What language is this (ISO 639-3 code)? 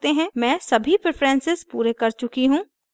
hin